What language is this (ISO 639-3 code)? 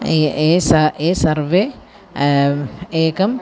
san